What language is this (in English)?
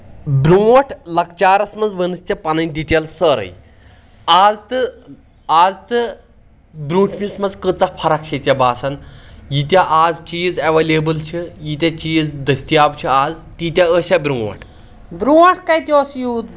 Kashmiri